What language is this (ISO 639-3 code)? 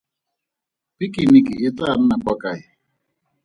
tsn